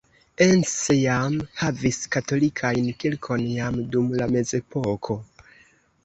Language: Esperanto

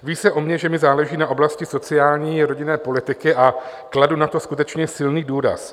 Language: Czech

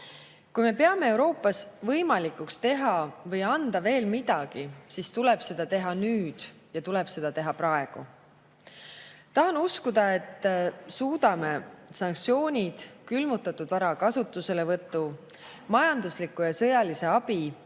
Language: Estonian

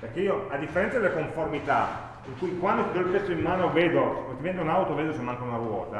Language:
Italian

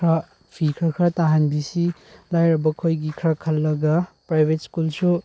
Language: Manipuri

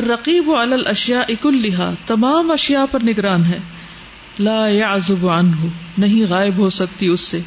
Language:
Urdu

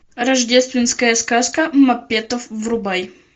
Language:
Russian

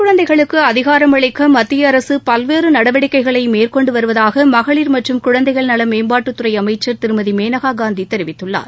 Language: Tamil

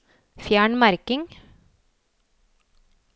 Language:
Norwegian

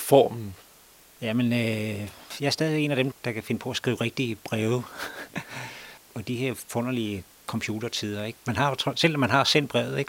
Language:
Danish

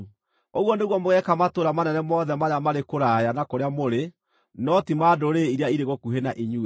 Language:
Kikuyu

